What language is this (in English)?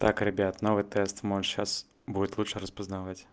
Russian